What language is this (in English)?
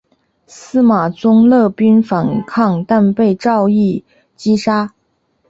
Chinese